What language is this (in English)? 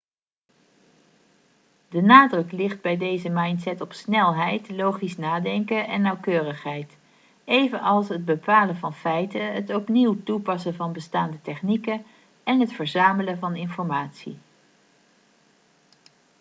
Dutch